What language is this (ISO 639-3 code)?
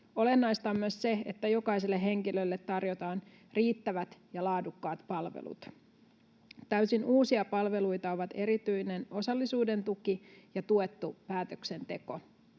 fin